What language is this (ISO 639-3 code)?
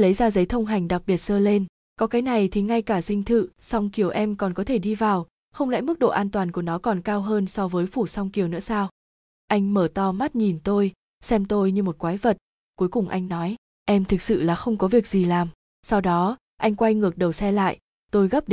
vie